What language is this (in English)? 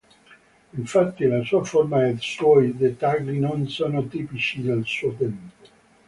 Italian